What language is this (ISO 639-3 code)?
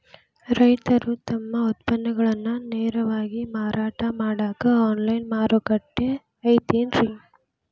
kan